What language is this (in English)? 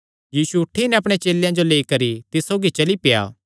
Kangri